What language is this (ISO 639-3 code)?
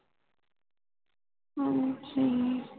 pan